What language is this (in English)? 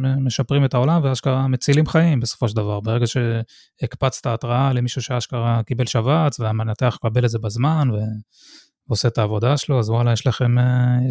Hebrew